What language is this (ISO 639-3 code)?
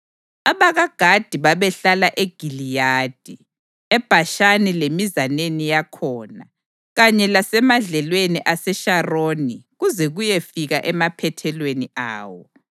nde